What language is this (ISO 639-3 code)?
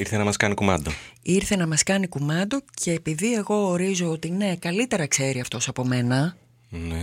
ell